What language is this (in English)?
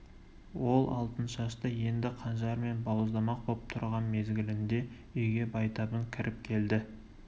Kazakh